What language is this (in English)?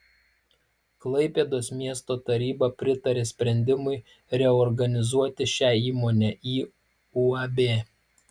Lithuanian